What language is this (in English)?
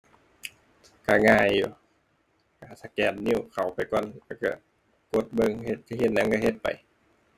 Thai